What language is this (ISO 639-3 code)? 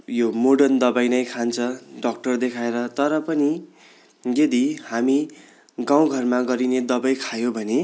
nep